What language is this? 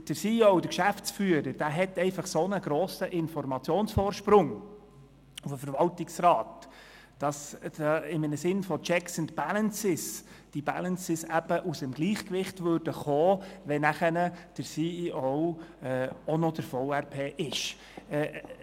Swiss German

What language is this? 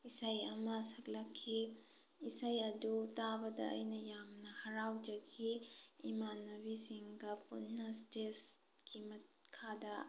Manipuri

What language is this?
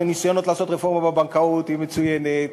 Hebrew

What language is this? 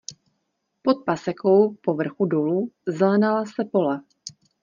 Czech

